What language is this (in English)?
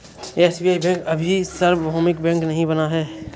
Hindi